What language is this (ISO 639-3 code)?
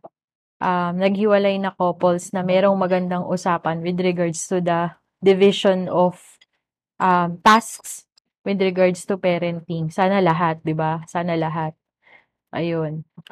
fil